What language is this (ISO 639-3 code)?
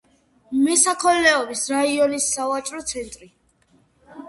kat